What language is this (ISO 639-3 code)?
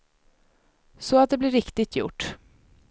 swe